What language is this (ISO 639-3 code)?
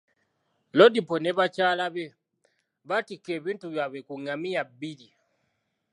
lug